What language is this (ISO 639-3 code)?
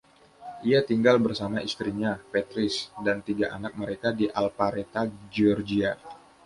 ind